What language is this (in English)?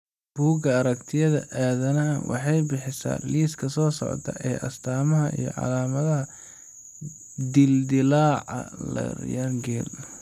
Somali